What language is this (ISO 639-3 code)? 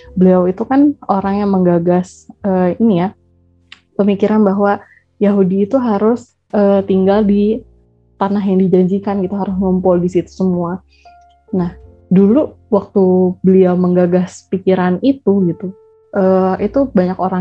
ind